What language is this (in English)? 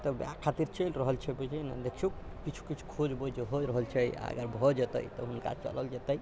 Maithili